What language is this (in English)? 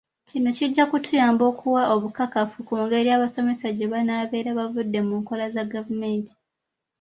Ganda